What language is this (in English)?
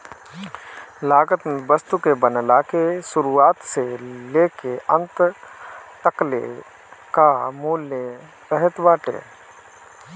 Bhojpuri